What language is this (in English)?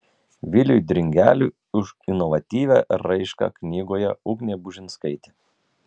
Lithuanian